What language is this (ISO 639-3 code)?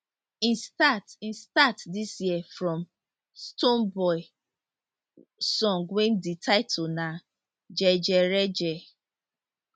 pcm